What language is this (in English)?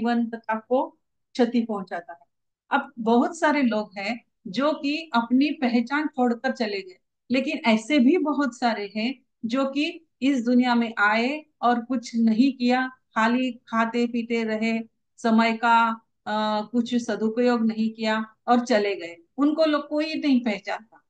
Hindi